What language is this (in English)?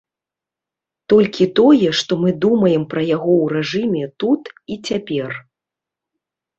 Belarusian